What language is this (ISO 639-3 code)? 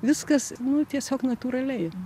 lit